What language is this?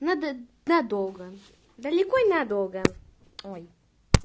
Russian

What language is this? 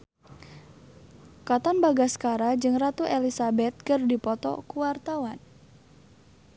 Sundanese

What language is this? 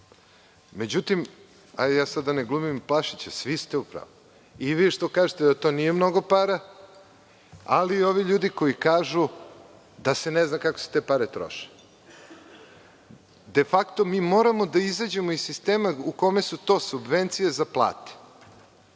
Serbian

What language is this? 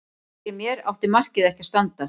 Icelandic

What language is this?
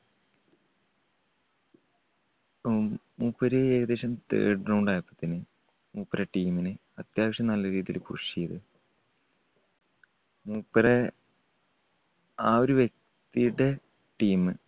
Malayalam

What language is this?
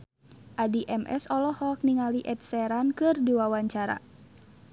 Sundanese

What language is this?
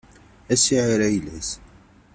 Kabyle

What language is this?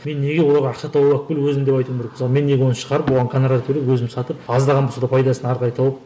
Kazakh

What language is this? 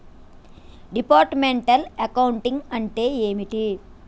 Telugu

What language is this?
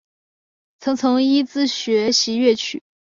Chinese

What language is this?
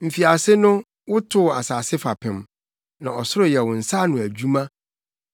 Akan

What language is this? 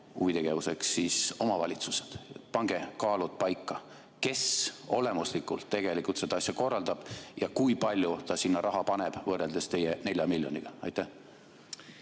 Estonian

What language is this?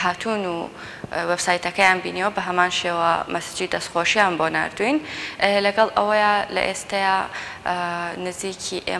Dutch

